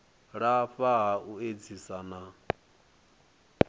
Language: Venda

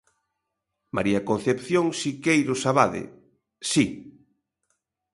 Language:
Galician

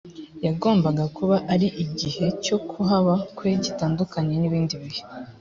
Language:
Kinyarwanda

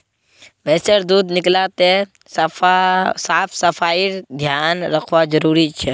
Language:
Magahi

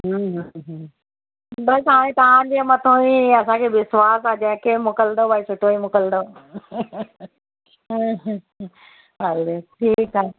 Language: Sindhi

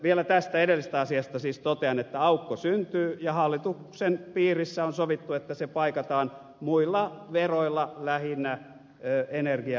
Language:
Finnish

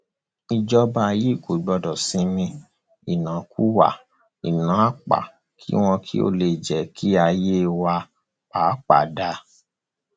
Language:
Yoruba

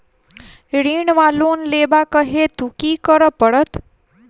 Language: Maithili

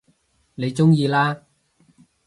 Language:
Cantonese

